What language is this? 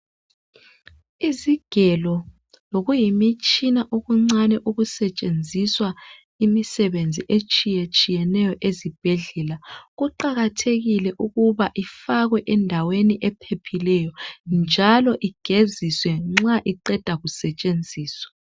North Ndebele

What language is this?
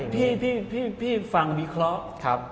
Thai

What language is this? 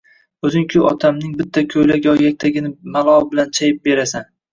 Uzbek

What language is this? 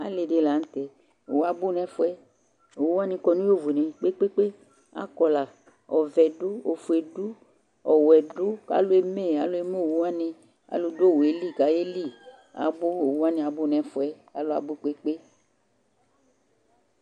Ikposo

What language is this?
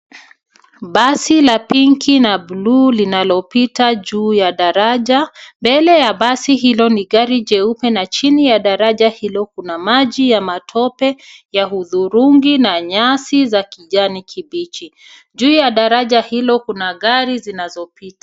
Swahili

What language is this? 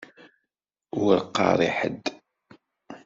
Kabyle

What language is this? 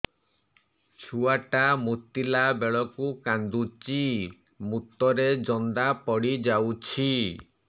Odia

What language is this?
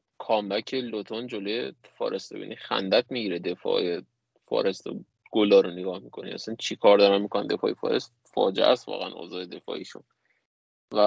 Persian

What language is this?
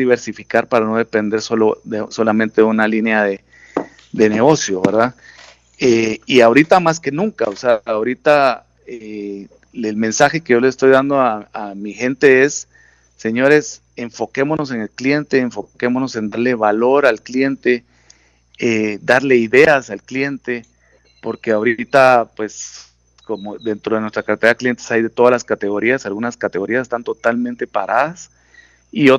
Spanish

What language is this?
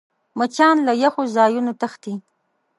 Pashto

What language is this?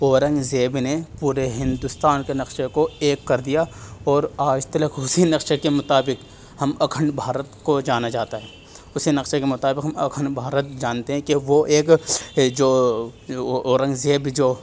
Urdu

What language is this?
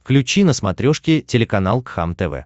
Russian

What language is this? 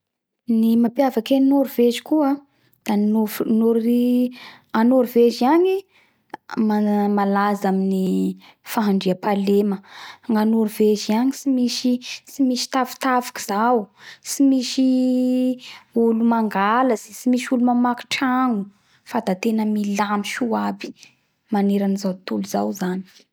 Bara Malagasy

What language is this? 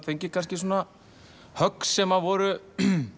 Icelandic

